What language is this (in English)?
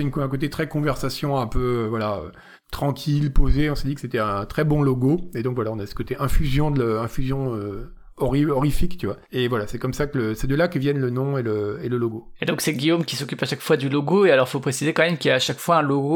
French